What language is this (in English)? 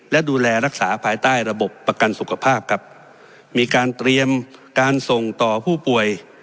Thai